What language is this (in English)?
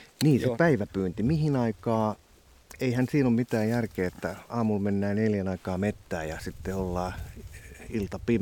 Finnish